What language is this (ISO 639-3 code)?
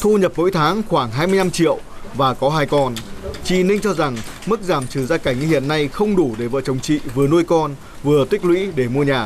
vie